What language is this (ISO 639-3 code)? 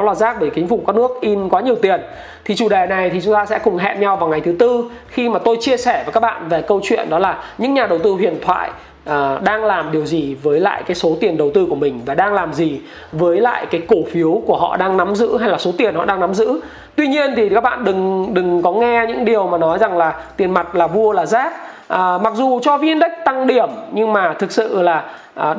vie